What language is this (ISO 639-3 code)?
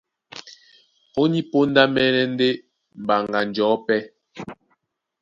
dua